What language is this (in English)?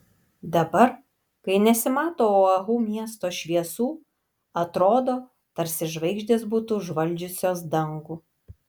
Lithuanian